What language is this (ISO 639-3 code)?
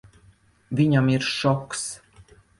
lav